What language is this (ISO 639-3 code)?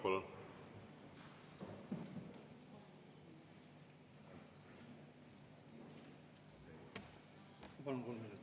est